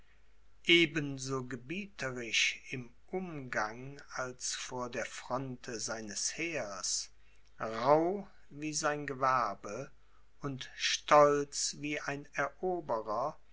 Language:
German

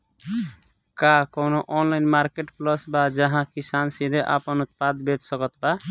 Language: Bhojpuri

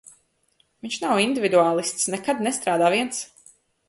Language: Latvian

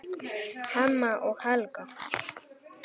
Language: Icelandic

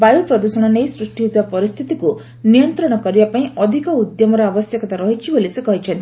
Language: Odia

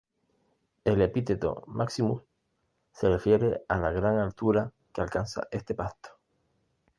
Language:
Spanish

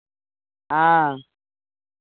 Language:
Maithili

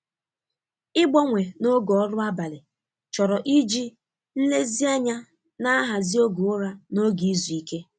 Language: Igbo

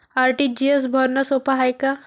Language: Marathi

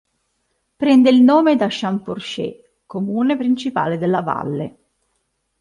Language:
Italian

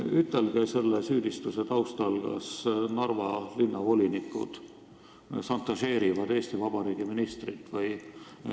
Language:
Estonian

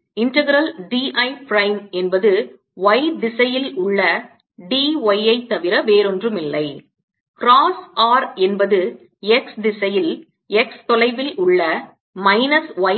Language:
Tamil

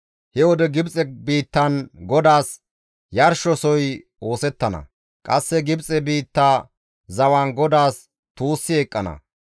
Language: Gamo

